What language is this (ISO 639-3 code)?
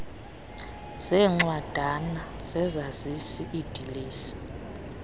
xho